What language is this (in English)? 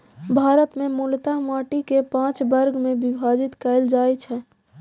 Maithili